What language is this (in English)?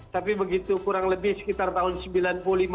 Indonesian